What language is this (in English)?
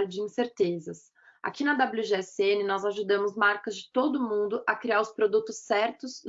Portuguese